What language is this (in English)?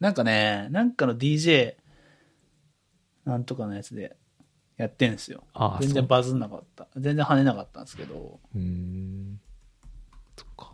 Japanese